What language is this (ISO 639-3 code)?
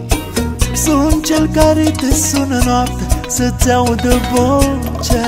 ron